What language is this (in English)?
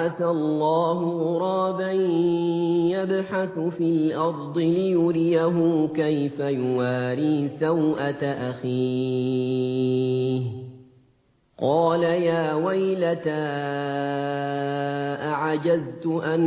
Arabic